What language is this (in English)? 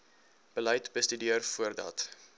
Afrikaans